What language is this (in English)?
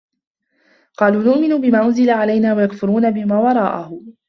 Arabic